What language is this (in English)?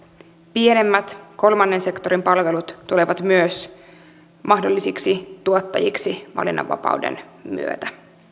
Finnish